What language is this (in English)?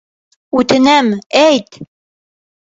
Bashkir